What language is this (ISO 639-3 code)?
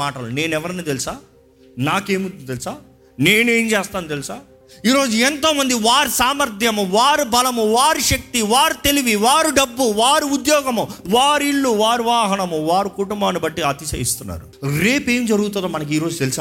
tel